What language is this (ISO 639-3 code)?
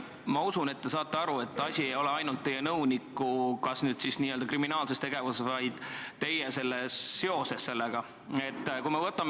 est